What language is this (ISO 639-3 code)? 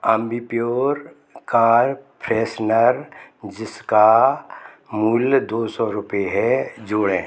hin